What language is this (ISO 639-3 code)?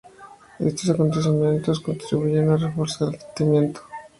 spa